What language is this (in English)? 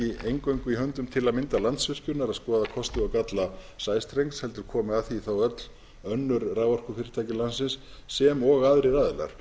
Icelandic